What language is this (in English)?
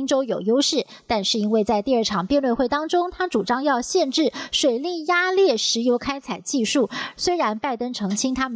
Chinese